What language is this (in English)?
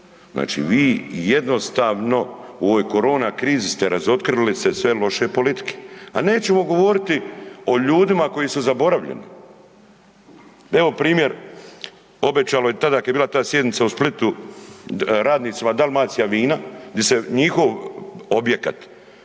Croatian